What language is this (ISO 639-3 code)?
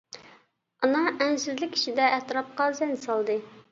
uig